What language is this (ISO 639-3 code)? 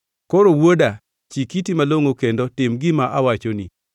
luo